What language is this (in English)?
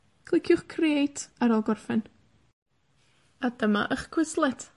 Welsh